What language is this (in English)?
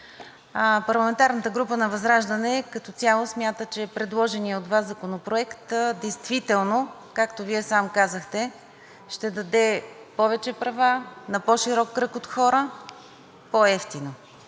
Bulgarian